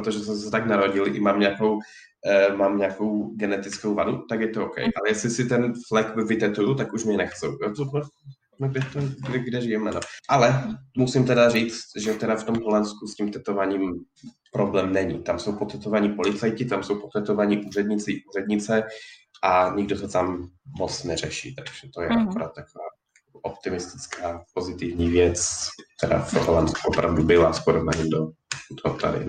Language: Czech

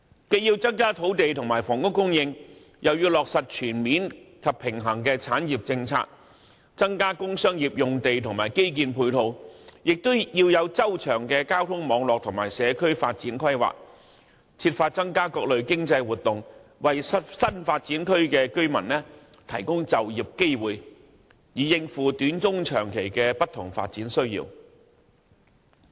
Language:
Cantonese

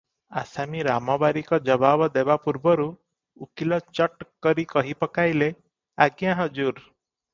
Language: Odia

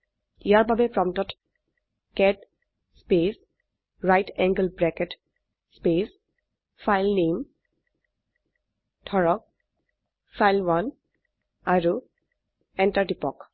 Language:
Assamese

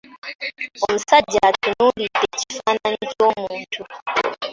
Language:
Ganda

